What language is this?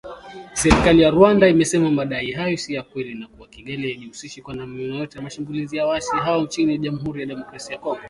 Swahili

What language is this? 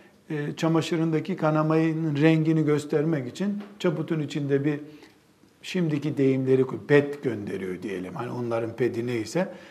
Turkish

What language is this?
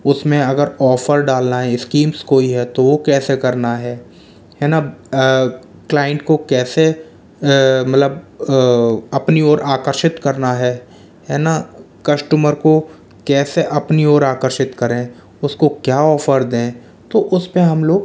Hindi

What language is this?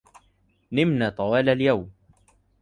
Arabic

